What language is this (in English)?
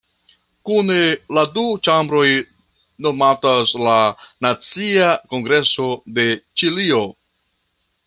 Esperanto